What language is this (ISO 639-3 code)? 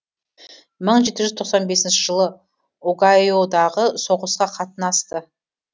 kaz